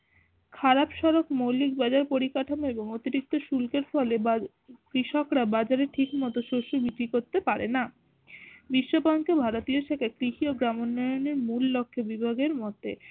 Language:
Bangla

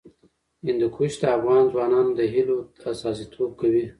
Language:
Pashto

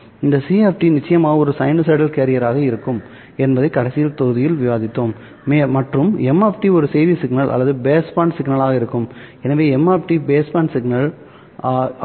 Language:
Tamil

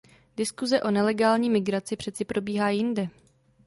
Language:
Czech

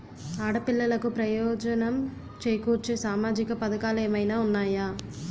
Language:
Telugu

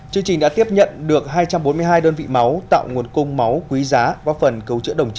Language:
Vietnamese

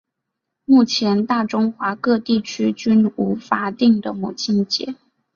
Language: Chinese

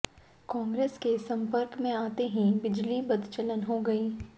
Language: Hindi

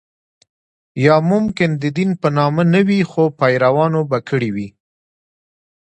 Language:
Pashto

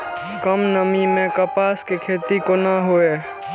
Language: Maithili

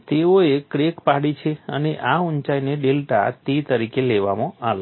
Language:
Gujarati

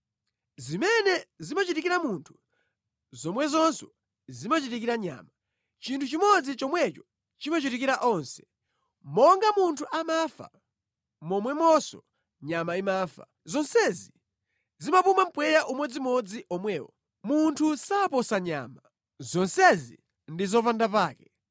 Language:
Nyanja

